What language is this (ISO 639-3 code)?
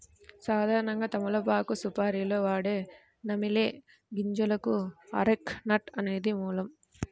tel